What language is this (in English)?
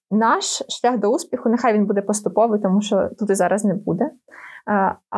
Ukrainian